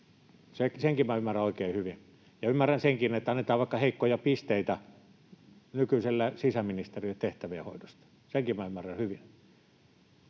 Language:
Finnish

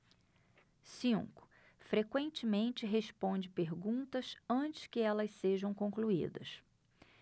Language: Portuguese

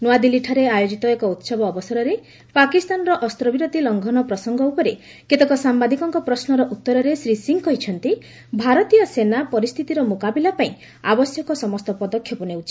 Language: Odia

